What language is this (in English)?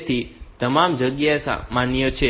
Gujarati